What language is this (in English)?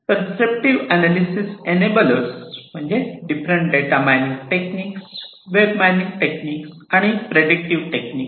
Marathi